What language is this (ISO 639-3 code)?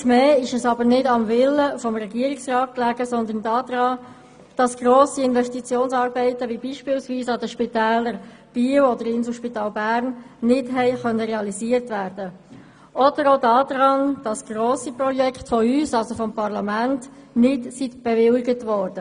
gsw